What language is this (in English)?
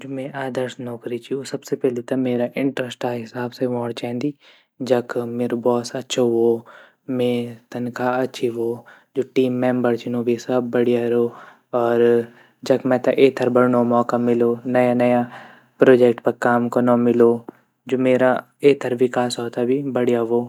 Garhwali